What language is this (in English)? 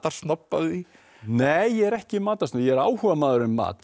Icelandic